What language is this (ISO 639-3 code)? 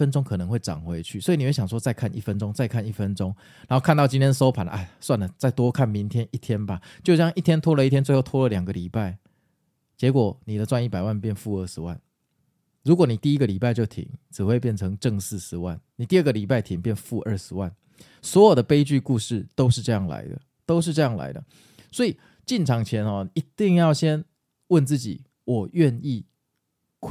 zho